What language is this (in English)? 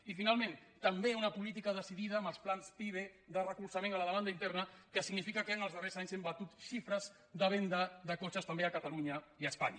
Catalan